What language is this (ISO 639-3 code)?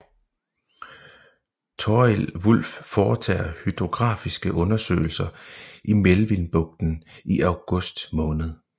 dan